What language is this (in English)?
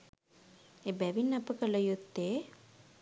Sinhala